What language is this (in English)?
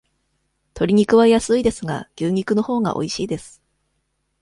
Japanese